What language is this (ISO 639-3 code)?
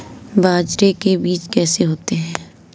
hin